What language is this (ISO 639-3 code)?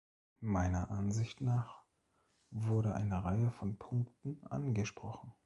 deu